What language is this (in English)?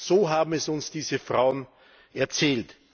German